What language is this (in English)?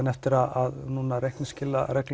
Icelandic